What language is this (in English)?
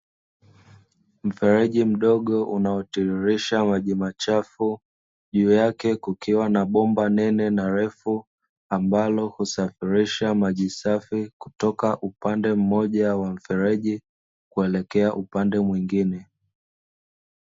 Swahili